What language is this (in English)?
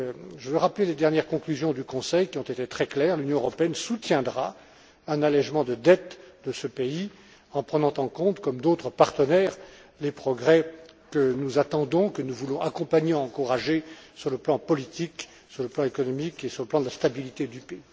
French